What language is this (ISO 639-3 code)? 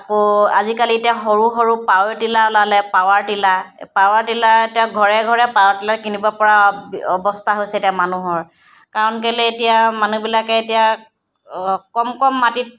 asm